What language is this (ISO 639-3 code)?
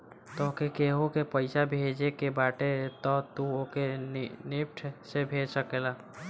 bho